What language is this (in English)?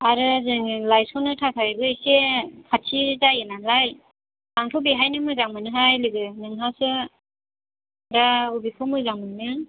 Bodo